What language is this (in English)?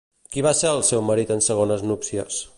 Catalan